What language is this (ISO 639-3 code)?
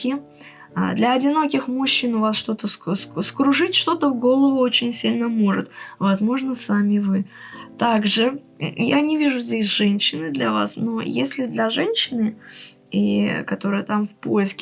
rus